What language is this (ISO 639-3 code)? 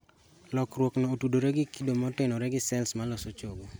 luo